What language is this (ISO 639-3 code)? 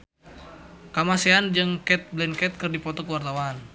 sun